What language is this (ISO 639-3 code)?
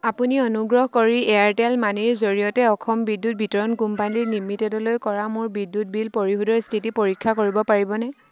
asm